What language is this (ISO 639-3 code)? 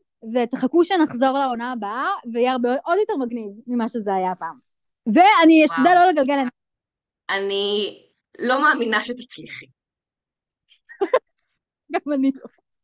heb